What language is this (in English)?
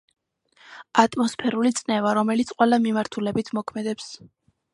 Georgian